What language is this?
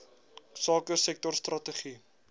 Afrikaans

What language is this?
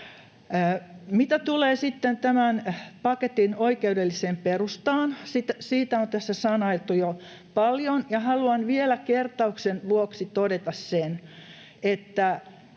Finnish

